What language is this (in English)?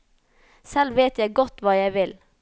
Norwegian